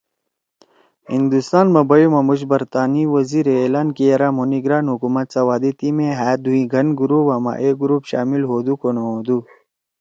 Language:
Torwali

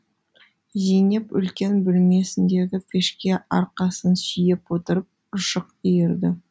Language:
Kazakh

